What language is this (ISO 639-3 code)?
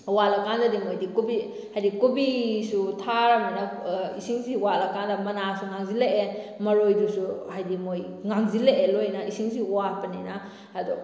mni